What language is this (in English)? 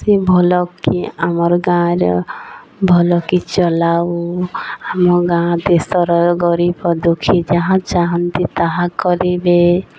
Odia